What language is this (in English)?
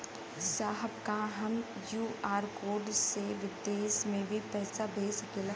Bhojpuri